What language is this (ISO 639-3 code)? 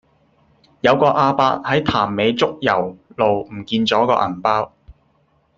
yue